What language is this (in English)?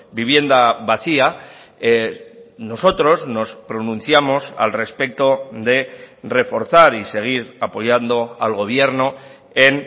Spanish